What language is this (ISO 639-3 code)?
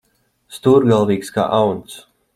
lav